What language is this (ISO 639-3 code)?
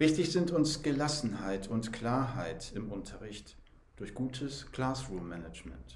deu